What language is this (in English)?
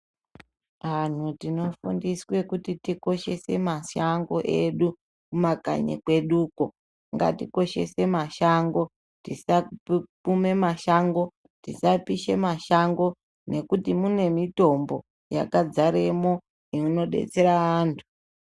Ndau